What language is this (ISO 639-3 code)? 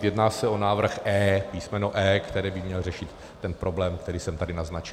ces